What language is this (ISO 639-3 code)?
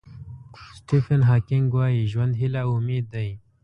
pus